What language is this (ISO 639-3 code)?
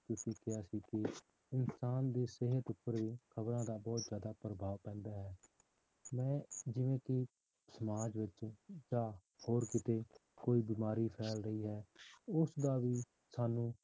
pan